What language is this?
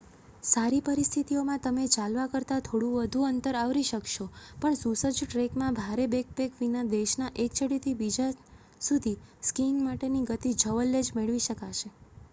Gujarati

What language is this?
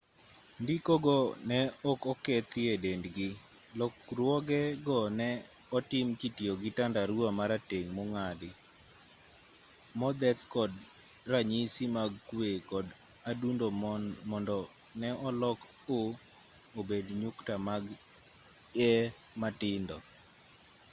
Luo (Kenya and Tanzania)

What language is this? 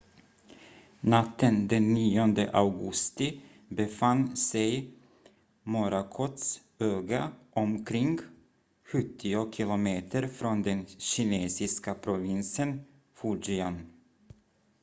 Swedish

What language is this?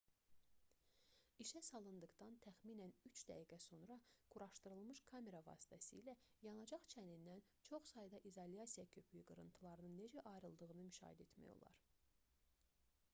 Azerbaijani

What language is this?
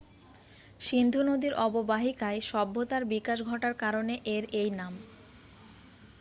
Bangla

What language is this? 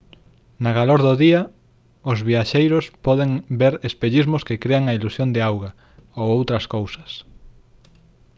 Galician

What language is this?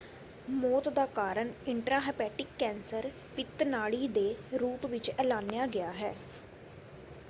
Punjabi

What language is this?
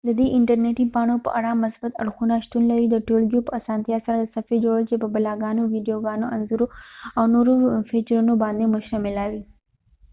Pashto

